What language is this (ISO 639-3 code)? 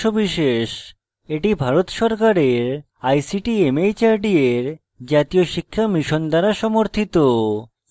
ben